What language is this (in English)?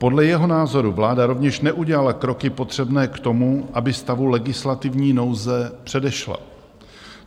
Czech